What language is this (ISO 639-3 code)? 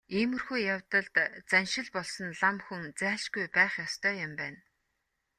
mon